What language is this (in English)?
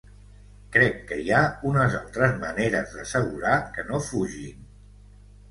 Catalan